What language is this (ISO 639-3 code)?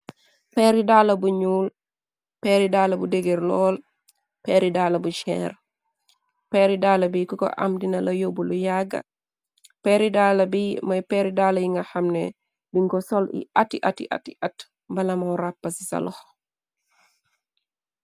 wol